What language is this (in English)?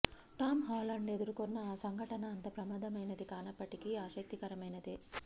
Telugu